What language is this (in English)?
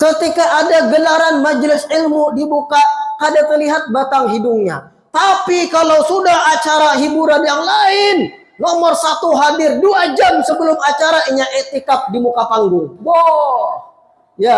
Indonesian